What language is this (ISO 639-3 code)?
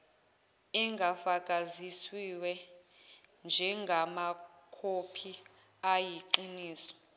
zul